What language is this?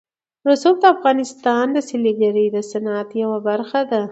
Pashto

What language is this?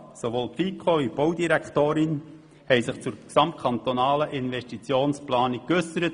Swiss German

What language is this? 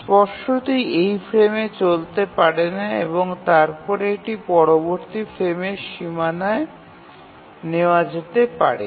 Bangla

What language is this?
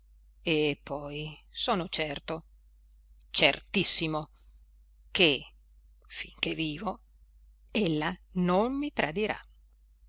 Italian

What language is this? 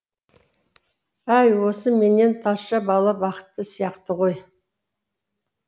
Kazakh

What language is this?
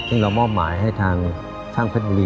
Thai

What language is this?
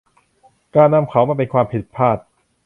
Thai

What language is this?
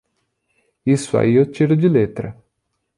Portuguese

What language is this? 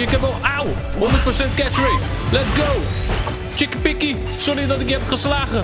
Dutch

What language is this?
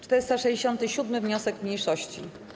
Polish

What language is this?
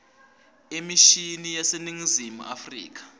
Swati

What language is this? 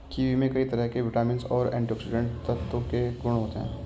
Hindi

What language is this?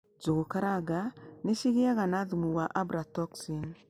Kikuyu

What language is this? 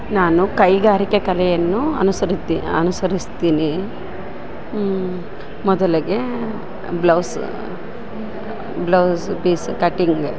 Kannada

